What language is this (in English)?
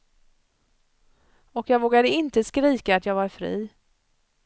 Swedish